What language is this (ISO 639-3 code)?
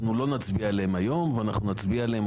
heb